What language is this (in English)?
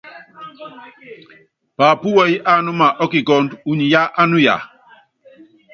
Yangben